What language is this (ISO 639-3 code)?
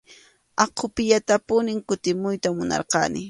qxu